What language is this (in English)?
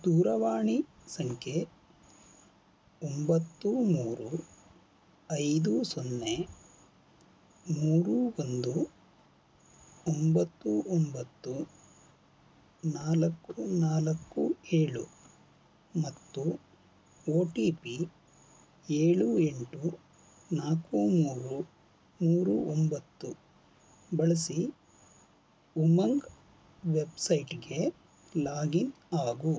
Kannada